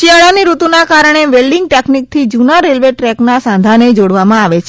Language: Gujarati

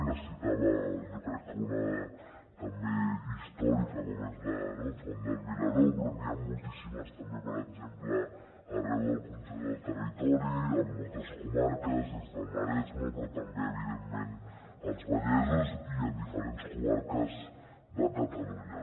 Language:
Catalan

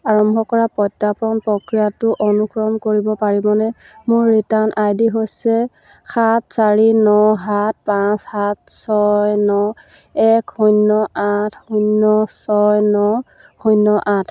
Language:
Assamese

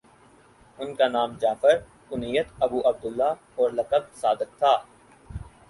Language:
Urdu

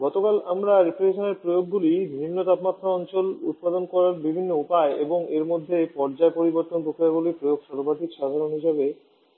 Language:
Bangla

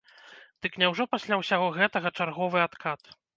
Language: Belarusian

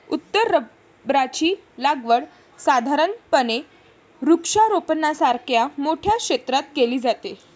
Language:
Marathi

